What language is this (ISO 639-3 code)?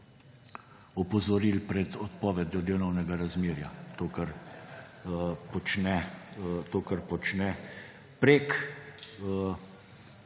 slv